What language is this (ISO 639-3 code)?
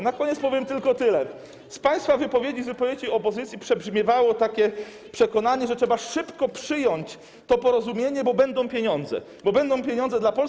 pol